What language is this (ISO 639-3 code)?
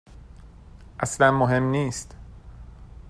fas